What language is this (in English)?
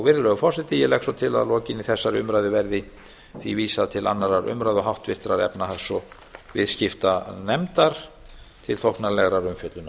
Icelandic